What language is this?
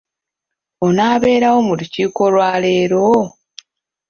Ganda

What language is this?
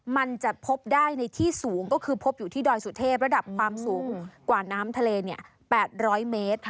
Thai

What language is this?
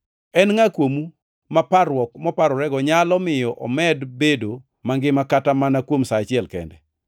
Luo (Kenya and Tanzania)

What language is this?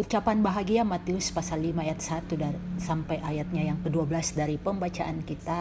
Indonesian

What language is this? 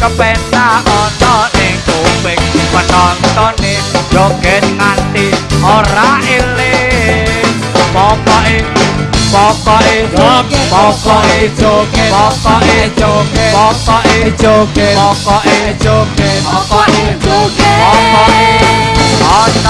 Indonesian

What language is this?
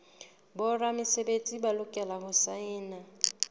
Southern Sotho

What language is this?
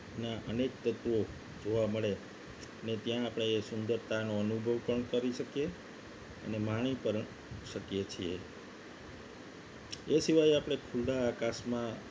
Gujarati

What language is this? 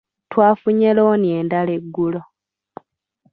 Ganda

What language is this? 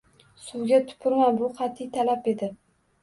Uzbek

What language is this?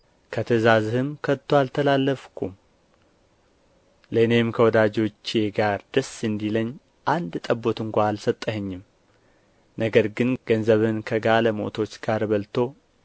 Amharic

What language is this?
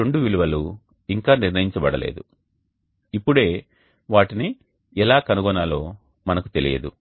Telugu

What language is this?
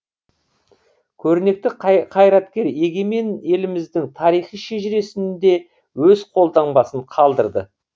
Kazakh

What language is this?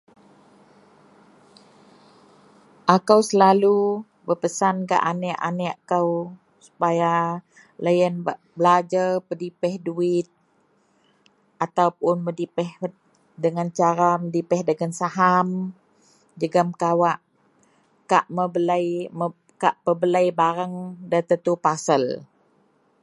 Central Melanau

